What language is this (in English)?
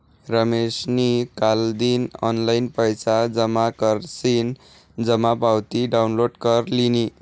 Marathi